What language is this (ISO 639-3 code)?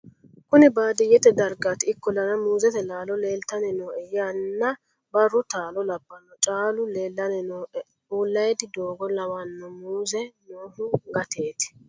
sid